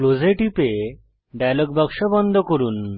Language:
Bangla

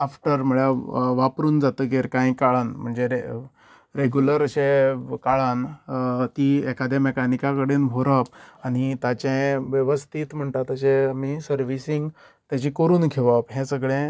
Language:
Konkani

